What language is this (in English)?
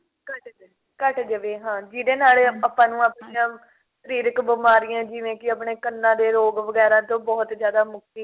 Punjabi